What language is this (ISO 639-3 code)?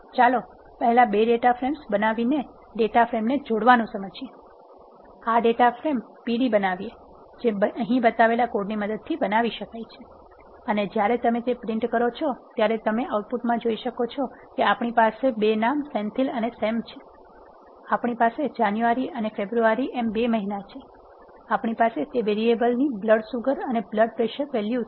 guj